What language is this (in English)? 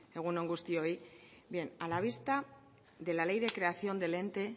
Spanish